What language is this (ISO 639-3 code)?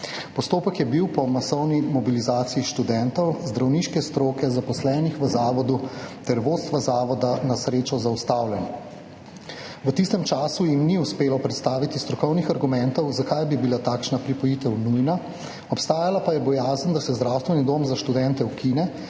slv